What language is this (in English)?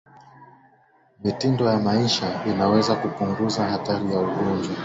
Swahili